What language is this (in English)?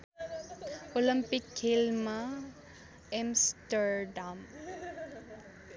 Nepali